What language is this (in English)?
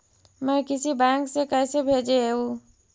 Magahi